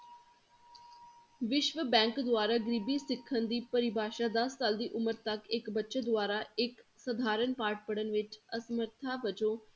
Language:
Punjabi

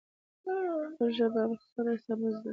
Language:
Pashto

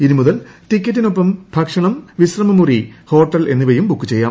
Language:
Malayalam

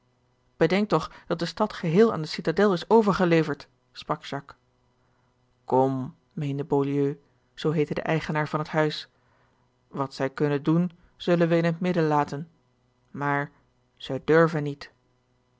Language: Dutch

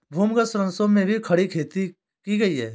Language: Hindi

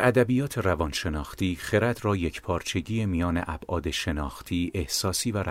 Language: Persian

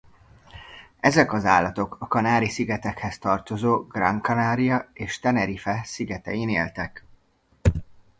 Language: Hungarian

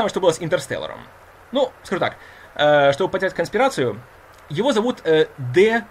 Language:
Russian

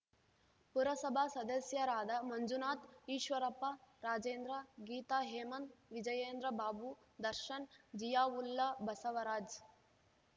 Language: Kannada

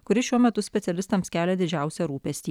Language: Lithuanian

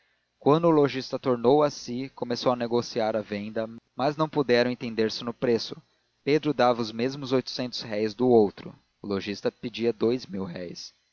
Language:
Portuguese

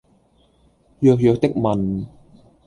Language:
Cantonese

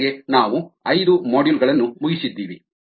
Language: Kannada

